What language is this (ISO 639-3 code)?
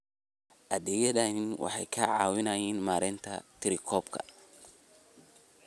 som